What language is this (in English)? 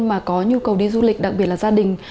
Vietnamese